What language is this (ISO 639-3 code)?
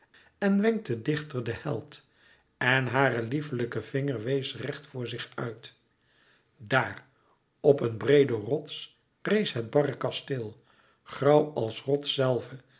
nld